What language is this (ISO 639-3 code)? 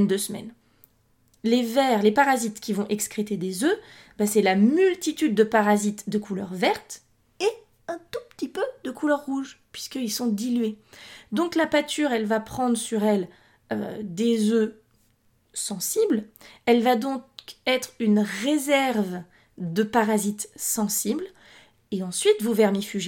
fra